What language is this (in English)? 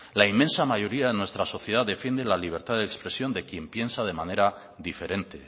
Spanish